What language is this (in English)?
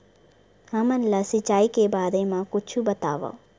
Chhattisgarhi